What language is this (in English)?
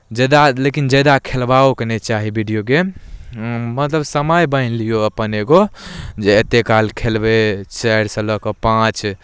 Maithili